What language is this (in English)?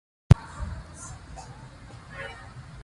Pashto